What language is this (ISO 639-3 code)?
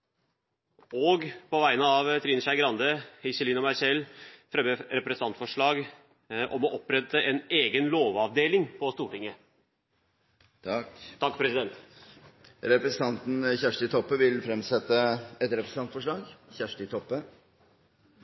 nor